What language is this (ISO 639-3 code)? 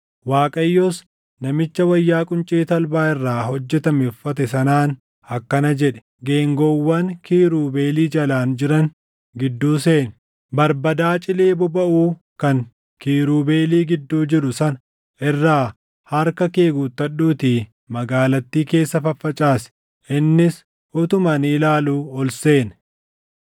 orm